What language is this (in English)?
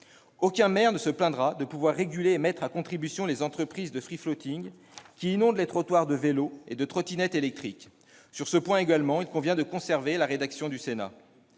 French